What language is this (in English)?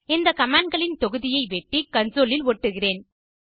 Tamil